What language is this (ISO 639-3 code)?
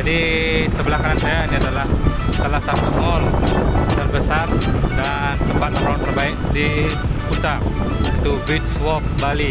ind